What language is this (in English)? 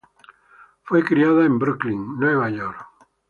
Spanish